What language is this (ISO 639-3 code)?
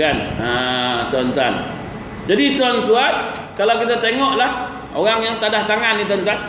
msa